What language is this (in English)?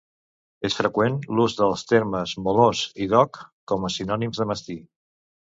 Catalan